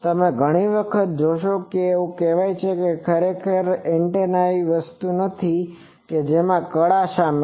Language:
Gujarati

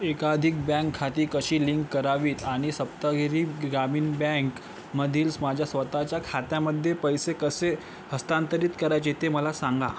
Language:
Marathi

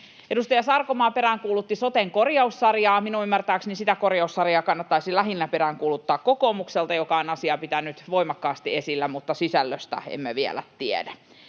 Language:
Finnish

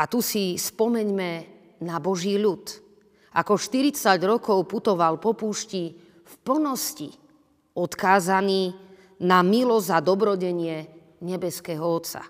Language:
Slovak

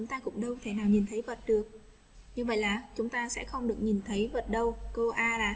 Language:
Vietnamese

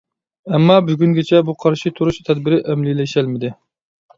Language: Uyghur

